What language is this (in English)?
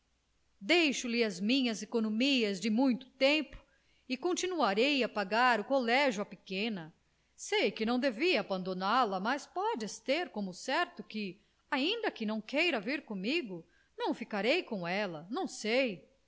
Portuguese